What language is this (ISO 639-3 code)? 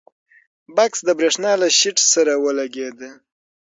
pus